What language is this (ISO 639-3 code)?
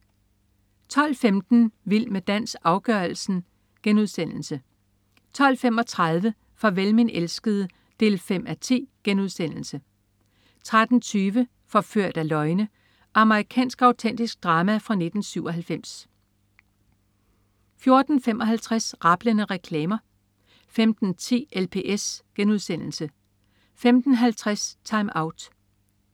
dan